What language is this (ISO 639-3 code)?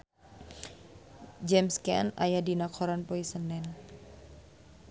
sun